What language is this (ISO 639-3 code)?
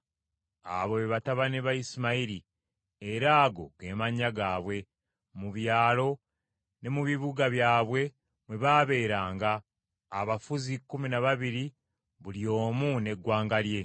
lug